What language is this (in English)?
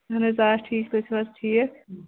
Kashmiri